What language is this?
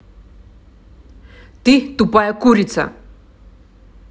Russian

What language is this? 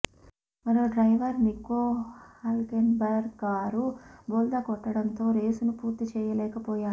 Telugu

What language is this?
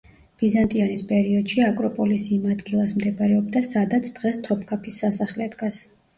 Georgian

